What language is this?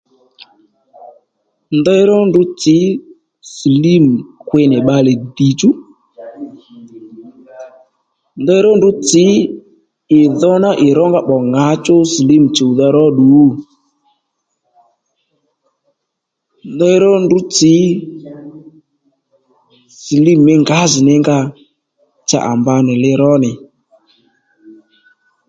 Lendu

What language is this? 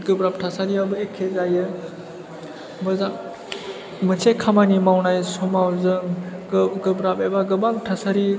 Bodo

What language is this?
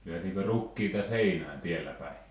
Finnish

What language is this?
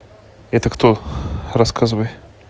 Russian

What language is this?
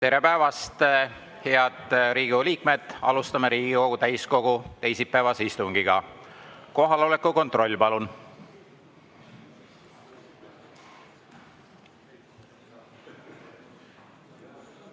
Estonian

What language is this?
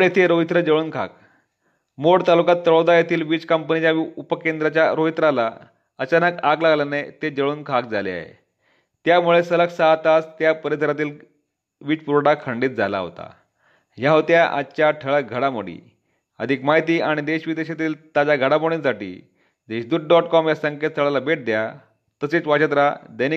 Marathi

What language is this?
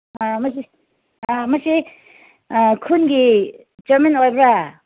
Manipuri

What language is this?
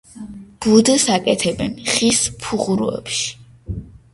Georgian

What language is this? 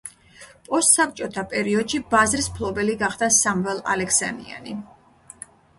Georgian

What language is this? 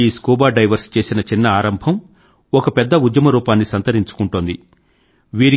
Telugu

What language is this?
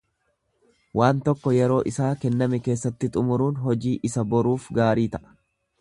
Oromo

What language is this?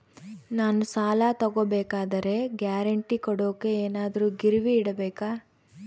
Kannada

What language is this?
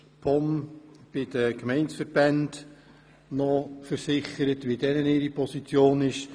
Swiss German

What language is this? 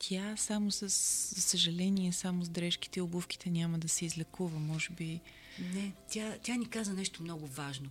Bulgarian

